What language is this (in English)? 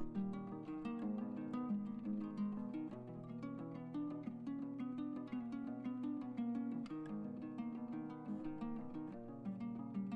Bangla